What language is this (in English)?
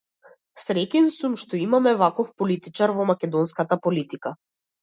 Macedonian